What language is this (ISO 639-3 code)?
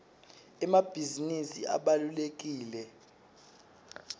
ssw